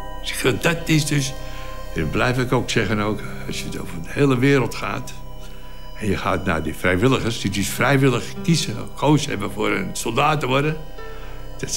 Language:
Dutch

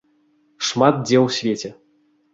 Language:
Belarusian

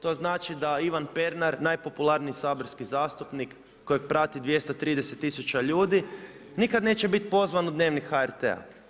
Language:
Croatian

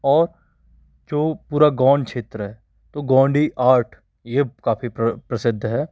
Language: Hindi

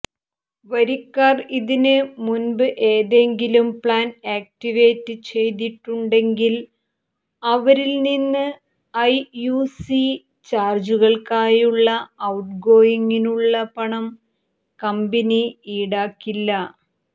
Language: Malayalam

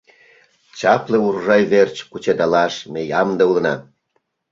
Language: Mari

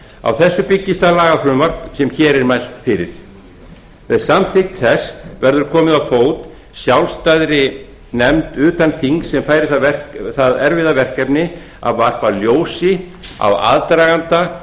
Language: Icelandic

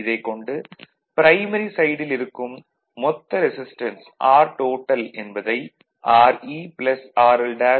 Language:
Tamil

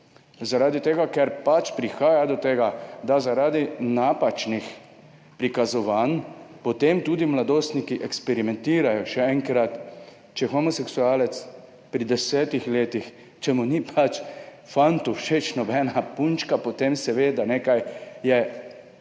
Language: Slovenian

